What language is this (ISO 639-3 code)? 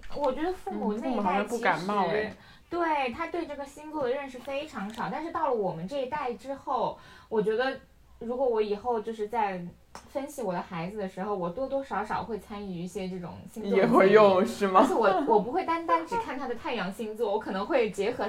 zho